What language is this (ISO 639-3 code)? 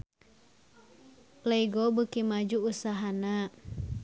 sun